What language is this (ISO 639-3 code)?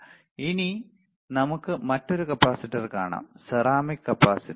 mal